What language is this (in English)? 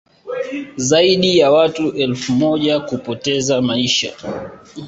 Swahili